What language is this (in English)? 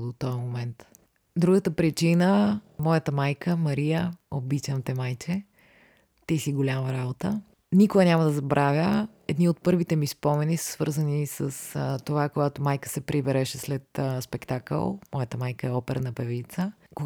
Bulgarian